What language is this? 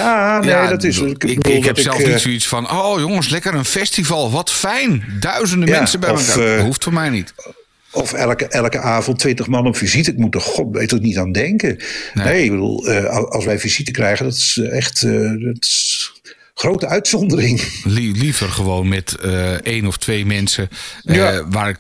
Dutch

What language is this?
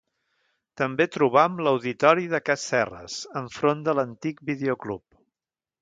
Catalan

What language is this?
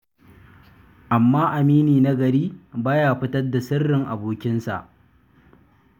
Hausa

